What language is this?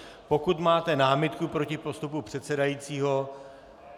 Czech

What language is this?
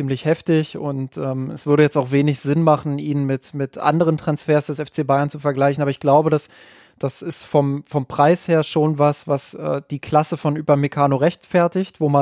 German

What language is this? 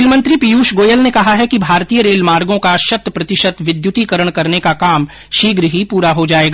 Hindi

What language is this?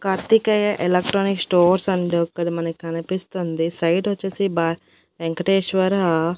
Telugu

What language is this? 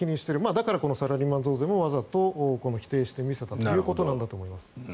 Japanese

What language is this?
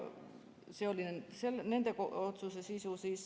Estonian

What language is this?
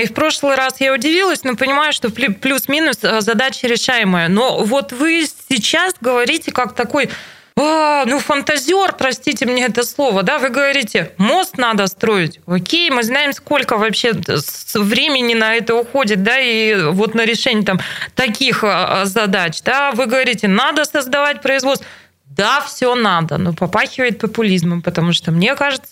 Russian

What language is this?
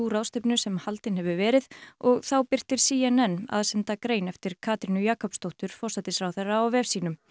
Icelandic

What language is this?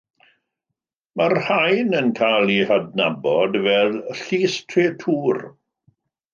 Welsh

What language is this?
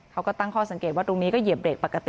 Thai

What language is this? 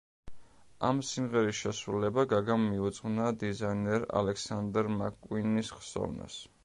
Georgian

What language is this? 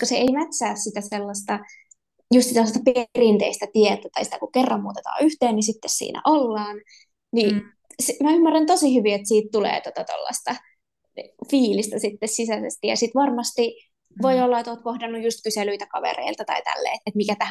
Finnish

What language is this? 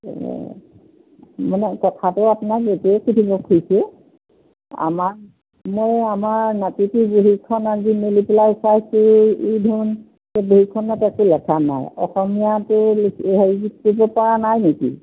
Assamese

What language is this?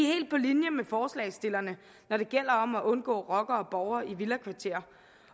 Danish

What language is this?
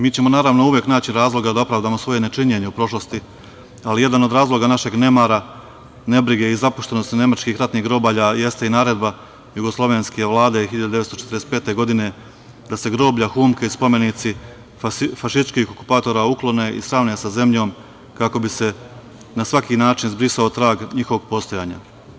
Serbian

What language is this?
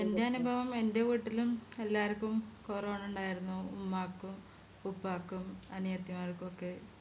Malayalam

